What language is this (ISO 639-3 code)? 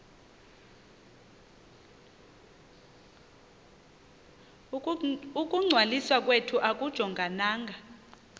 xho